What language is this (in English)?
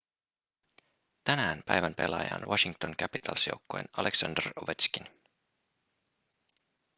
Finnish